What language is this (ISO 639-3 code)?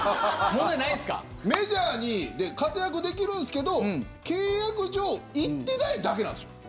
jpn